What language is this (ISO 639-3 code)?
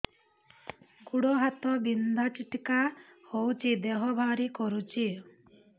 ori